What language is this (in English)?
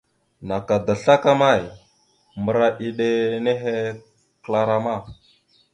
Mada (Cameroon)